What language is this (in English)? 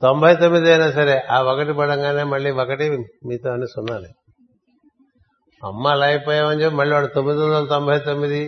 Telugu